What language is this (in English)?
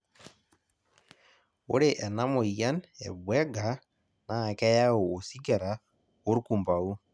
Masai